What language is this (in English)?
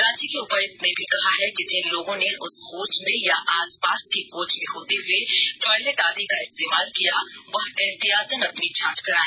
Hindi